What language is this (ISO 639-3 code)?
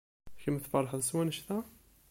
kab